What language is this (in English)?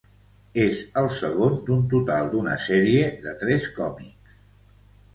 Catalan